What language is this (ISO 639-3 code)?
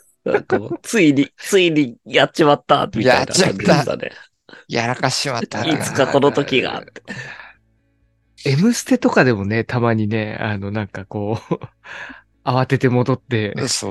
jpn